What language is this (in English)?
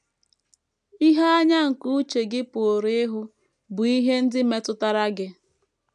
Igbo